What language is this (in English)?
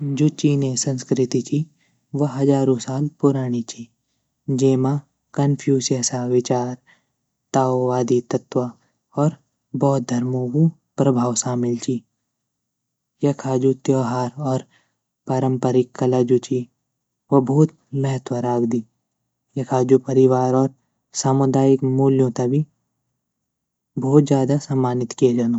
Garhwali